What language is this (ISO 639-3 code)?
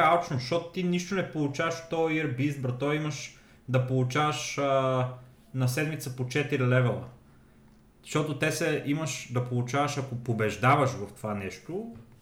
bul